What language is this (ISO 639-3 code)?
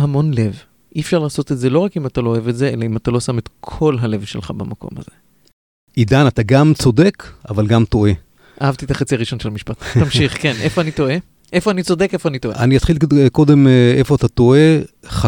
heb